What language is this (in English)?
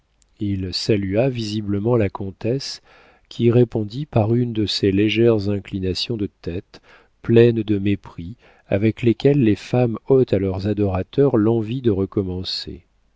French